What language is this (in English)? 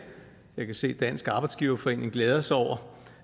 Danish